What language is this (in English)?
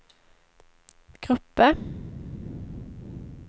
Swedish